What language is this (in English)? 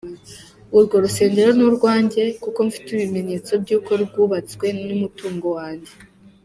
Kinyarwanda